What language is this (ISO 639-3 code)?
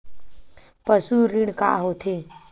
hne